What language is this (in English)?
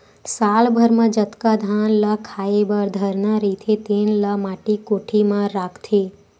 Chhattisgarhi